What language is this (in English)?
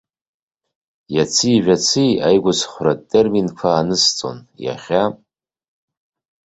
Abkhazian